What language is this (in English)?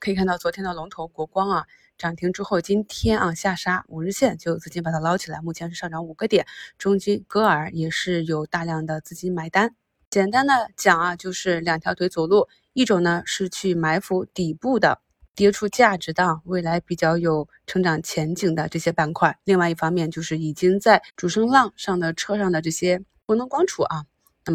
Chinese